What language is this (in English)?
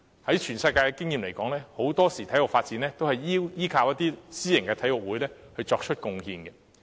Cantonese